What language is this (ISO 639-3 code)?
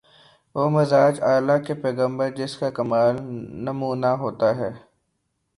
urd